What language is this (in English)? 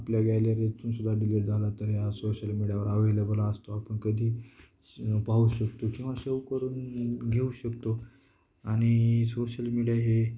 Marathi